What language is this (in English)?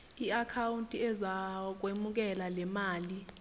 Zulu